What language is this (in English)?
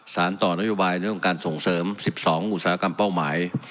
Thai